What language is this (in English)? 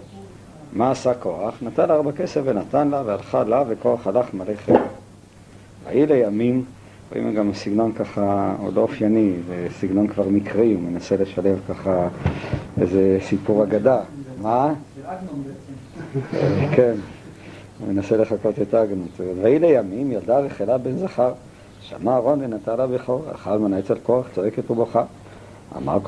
Hebrew